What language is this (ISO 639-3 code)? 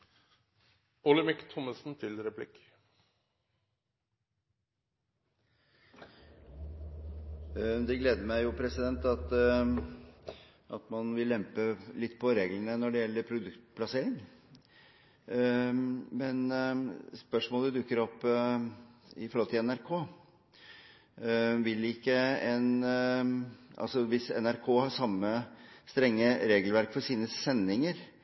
nor